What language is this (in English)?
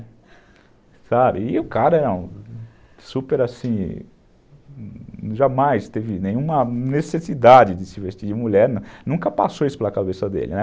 Portuguese